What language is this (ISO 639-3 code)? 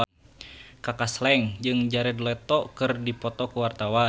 sun